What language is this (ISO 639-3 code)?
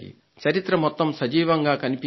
tel